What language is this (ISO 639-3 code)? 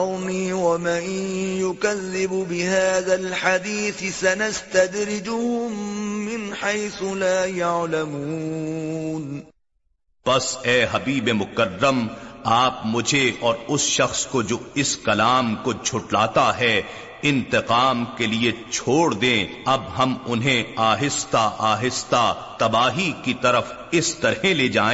urd